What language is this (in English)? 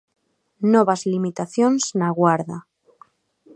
Galician